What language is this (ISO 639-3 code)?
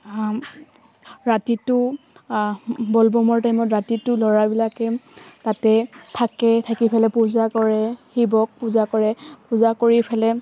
asm